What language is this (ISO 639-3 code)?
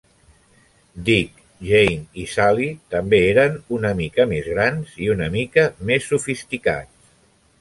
cat